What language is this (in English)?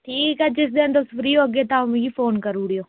Dogri